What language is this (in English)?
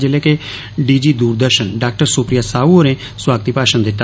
Dogri